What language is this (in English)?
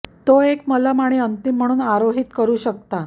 Marathi